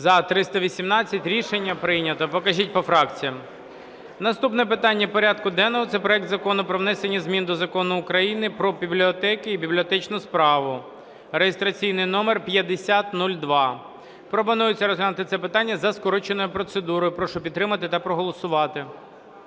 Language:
Ukrainian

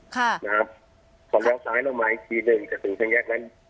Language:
Thai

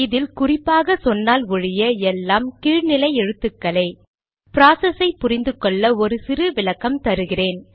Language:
Tamil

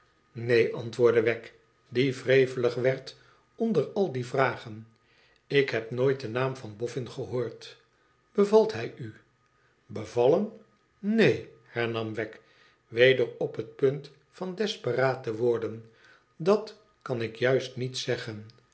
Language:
Dutch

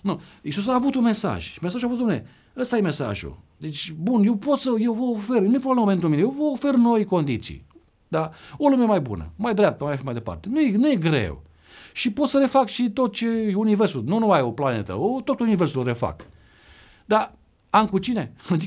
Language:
Romanian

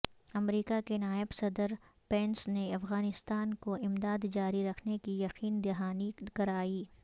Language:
Urdu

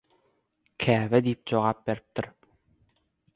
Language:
Turkmen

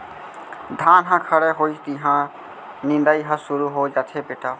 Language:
Chhattisgarhi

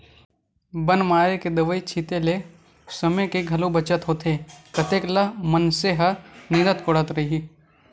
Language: Chhattisgarhi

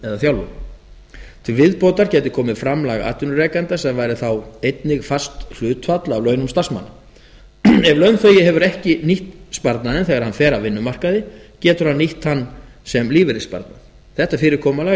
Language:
Icelandic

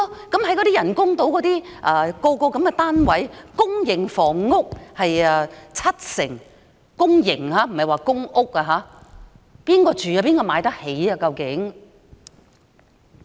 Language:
Cantonese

